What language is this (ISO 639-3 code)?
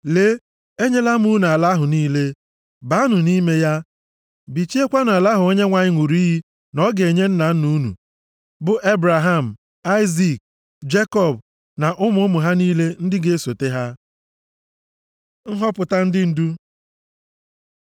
ibo